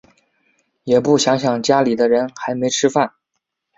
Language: Chinese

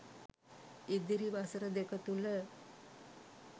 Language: Sinhala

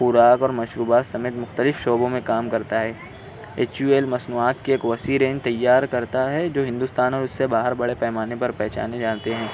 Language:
Urdu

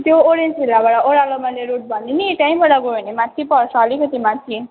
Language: Nepali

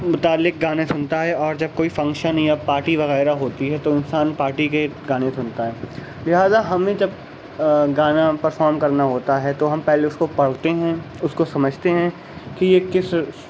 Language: Urdu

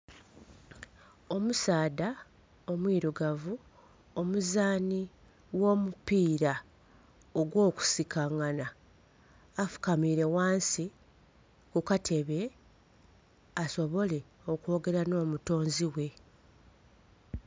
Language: Soga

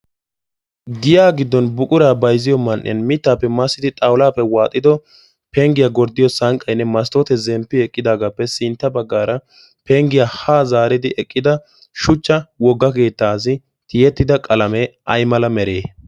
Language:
Wolaytta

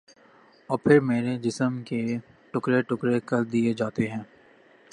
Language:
Urdu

